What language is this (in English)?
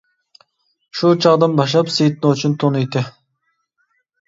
Uyghur